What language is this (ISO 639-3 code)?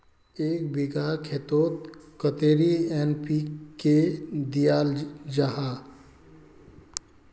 mag